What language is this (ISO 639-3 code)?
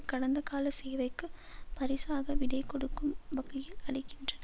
tam